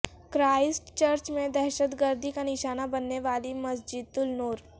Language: Urdu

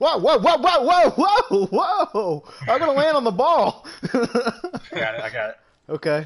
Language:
English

